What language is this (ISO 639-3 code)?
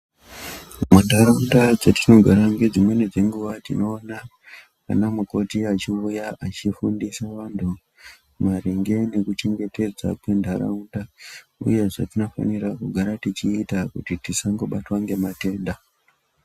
ndc